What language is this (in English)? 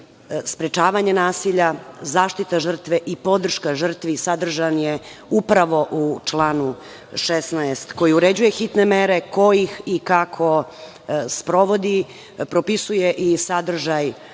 Serbian